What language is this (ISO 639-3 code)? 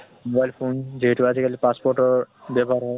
asm